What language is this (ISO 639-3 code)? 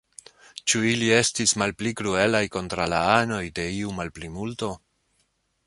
epo